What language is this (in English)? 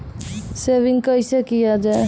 Maithili